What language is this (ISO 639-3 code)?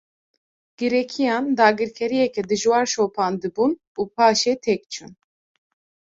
kur